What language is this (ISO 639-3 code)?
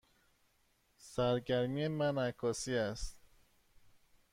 fas